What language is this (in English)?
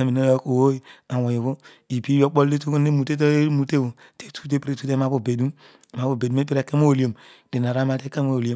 Odual